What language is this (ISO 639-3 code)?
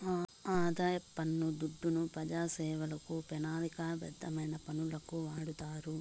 tel